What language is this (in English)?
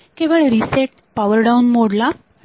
Marathi